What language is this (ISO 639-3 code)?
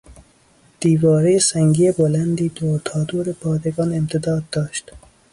fas